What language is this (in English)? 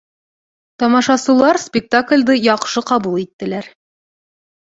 Bashkir